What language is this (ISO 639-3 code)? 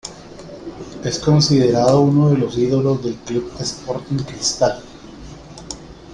spa